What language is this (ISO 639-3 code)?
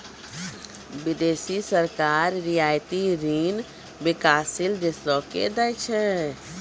mai